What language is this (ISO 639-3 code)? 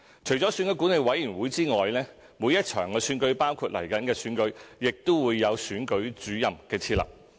yue